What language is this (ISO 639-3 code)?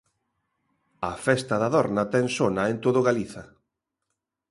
glg